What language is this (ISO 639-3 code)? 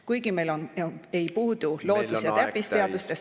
est